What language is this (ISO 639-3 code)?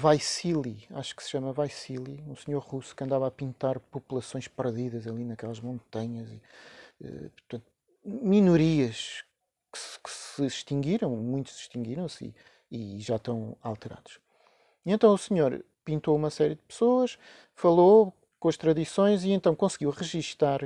por